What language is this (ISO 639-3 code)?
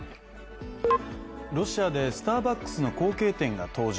jpn